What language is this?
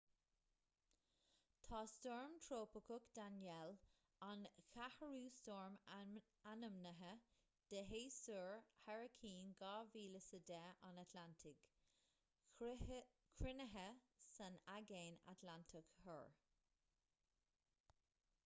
Irish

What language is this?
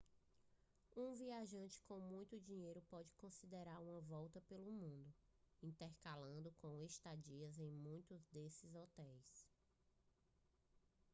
Portuguese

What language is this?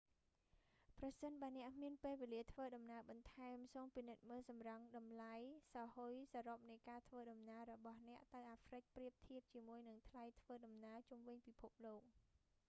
Khmer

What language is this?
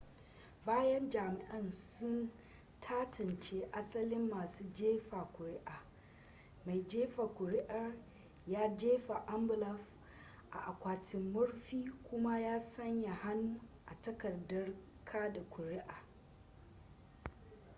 Hausa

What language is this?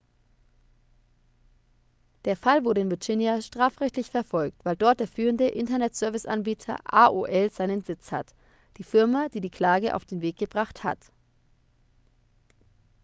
German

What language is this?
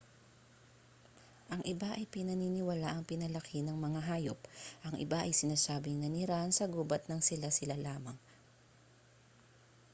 Filipino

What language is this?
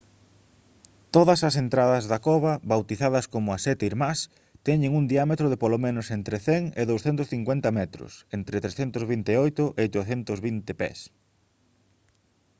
Galician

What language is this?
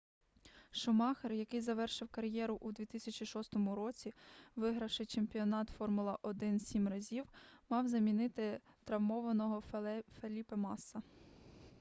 Ukrainian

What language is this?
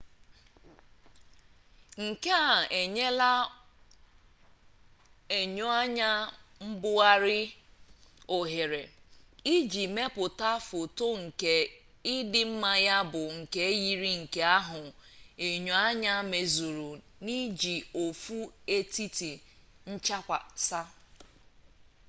Igbo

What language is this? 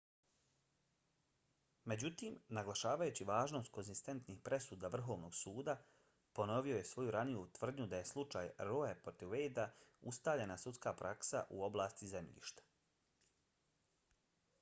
Bosnian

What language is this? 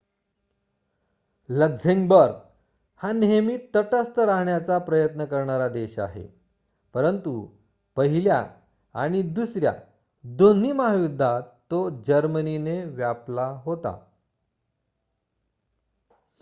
Marathi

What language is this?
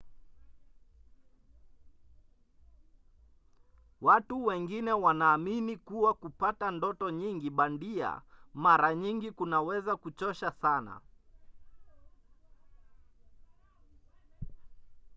Swahili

